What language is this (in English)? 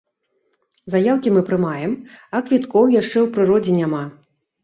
Belarusian